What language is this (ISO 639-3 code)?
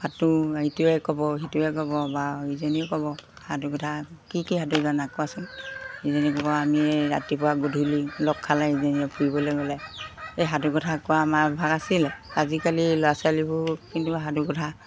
asm